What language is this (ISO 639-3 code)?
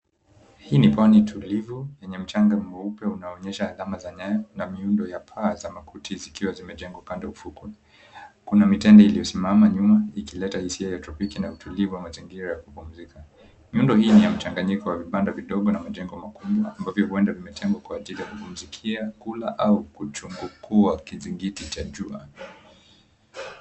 swa